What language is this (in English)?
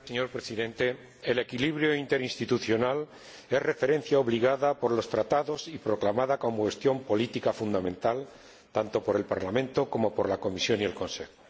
Spanish